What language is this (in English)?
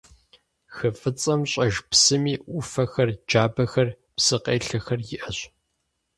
Kabardian